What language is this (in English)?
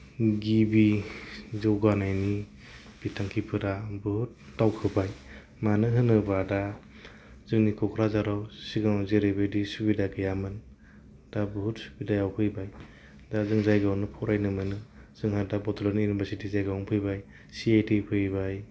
Bodo